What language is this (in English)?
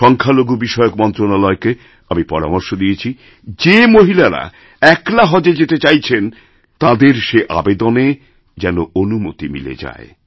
Bangla